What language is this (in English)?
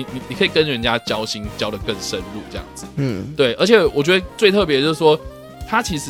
Chinese